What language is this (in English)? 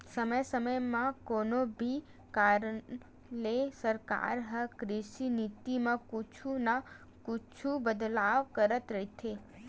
Chhattisgarhi